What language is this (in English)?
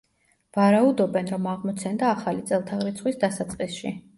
Georgian